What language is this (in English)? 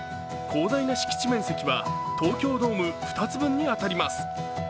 Japanese